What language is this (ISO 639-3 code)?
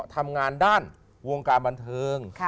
tha